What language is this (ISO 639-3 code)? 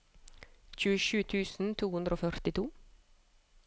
nor